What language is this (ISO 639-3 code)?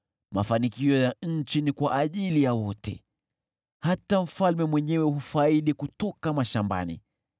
swa